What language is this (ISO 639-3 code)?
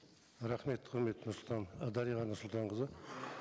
kaz